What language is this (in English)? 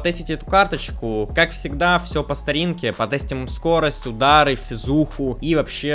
Russian